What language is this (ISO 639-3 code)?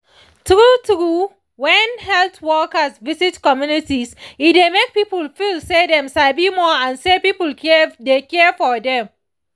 pcm